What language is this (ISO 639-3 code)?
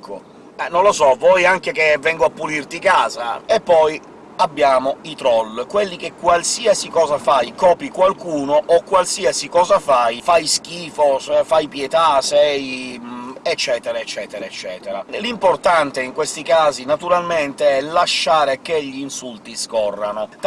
ita